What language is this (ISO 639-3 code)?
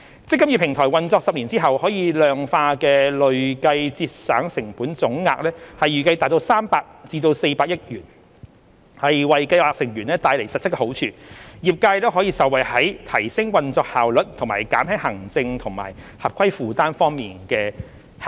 yue